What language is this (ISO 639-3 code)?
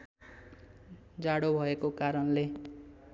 nep